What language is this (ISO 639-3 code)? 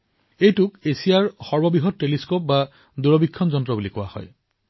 asm